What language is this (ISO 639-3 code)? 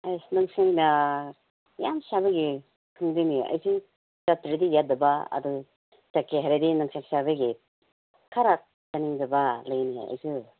mni